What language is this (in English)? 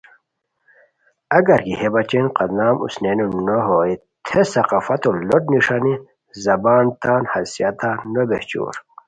Khowar